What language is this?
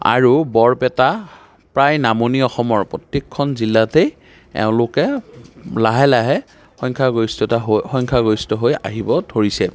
Assamese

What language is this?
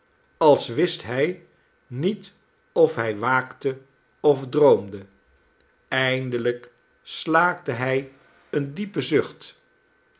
Dutch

